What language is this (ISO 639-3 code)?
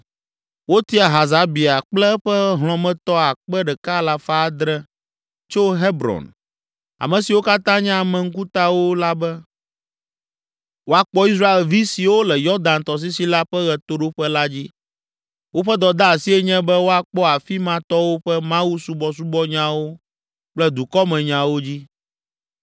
ewe